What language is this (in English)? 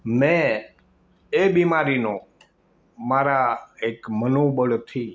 Gujarati